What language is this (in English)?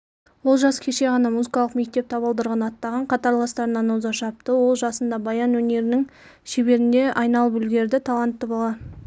Kazakh